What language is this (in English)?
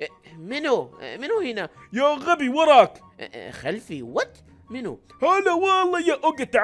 Arabic